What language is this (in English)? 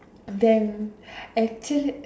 English